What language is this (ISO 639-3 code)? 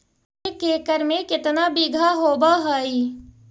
mag